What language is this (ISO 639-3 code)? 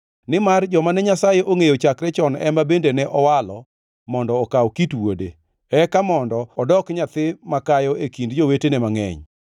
luo